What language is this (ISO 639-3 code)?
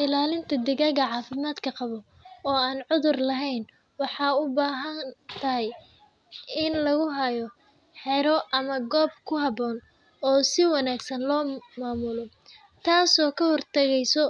som